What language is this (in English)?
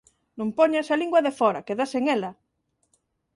Galician